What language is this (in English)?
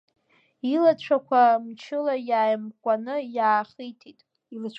Abkhazian